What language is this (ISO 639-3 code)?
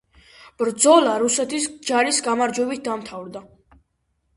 kat